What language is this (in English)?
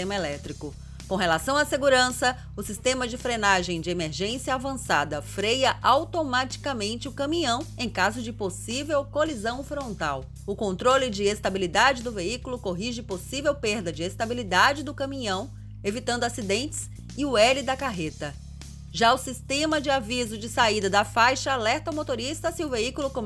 Portuguese